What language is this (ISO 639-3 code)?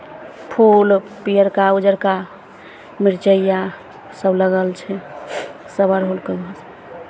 mai